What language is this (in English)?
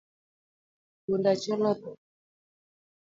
Luo (Kenya and Tanzania)